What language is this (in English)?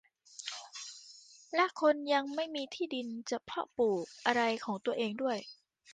Thai